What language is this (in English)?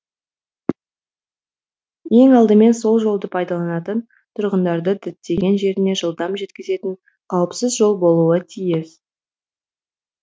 Kazakh